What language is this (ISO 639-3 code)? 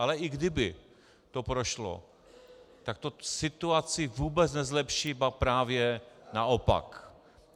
ces